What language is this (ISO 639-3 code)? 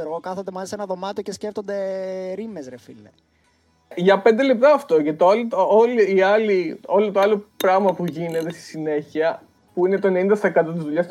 ell